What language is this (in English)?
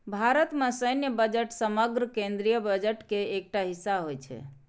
Maithili